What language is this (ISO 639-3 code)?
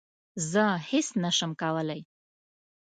pus